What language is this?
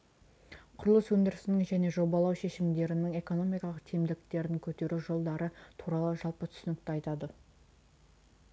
Kazakh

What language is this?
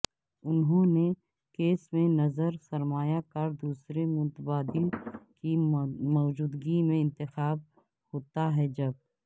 Urdu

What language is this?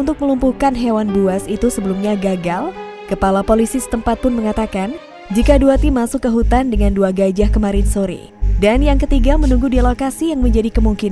Indonesian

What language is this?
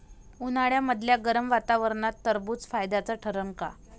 Marathi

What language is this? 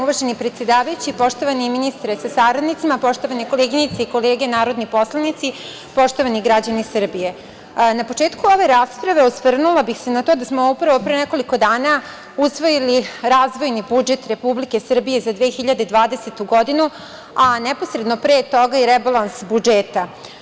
Serbian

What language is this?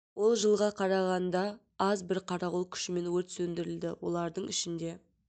Kazakh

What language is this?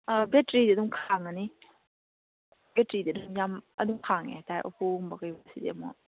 Manipuri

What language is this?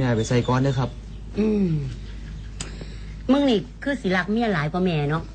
Thai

